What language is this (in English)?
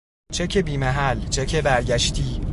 Persian